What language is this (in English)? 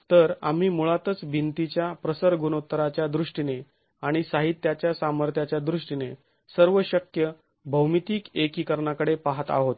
Marathi